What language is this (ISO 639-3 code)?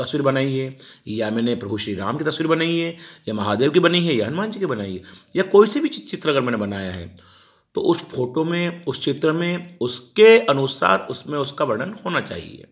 hin